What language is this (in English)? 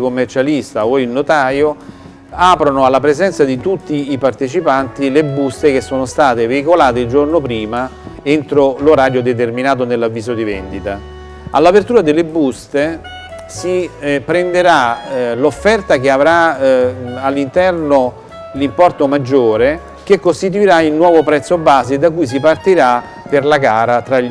Italian